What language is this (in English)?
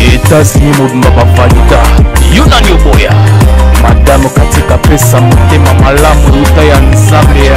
French